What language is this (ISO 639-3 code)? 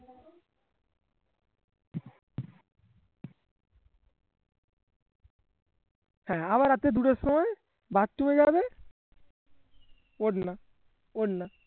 ben